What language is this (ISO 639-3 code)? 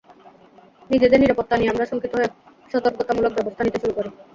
ben